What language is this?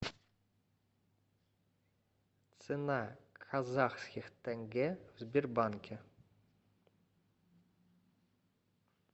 Russian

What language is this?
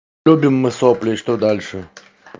Russian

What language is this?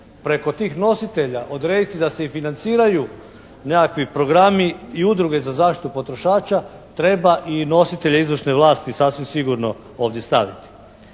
Croatian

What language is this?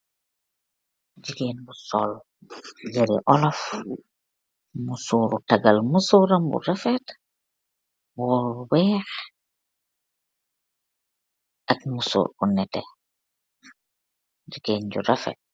Wolof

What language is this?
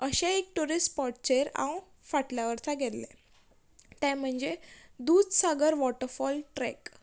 Konkani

